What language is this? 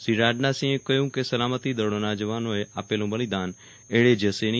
Gujarati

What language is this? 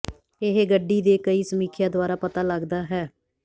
Punjabi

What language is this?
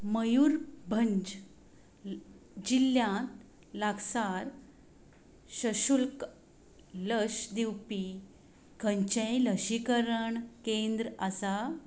Konkani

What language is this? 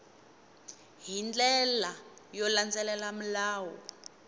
Tsonga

